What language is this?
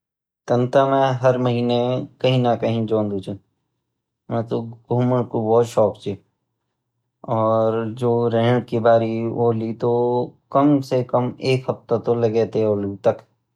Garhwali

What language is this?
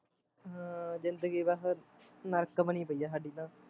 Punjabi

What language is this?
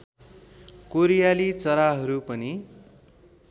Nepali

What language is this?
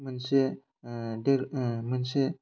Bodo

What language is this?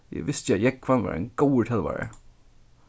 Faroese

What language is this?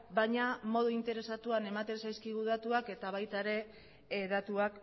Basque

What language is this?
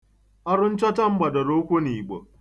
Igbo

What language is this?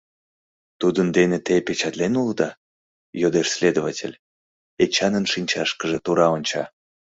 Mari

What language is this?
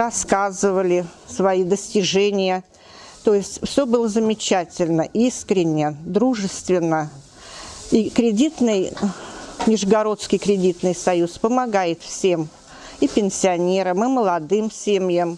Russian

